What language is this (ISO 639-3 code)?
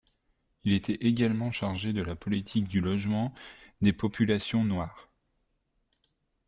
fra